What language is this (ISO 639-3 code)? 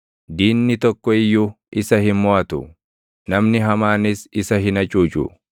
orm